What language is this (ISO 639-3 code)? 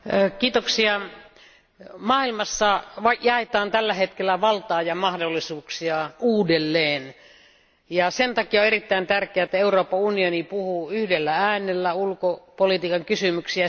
fin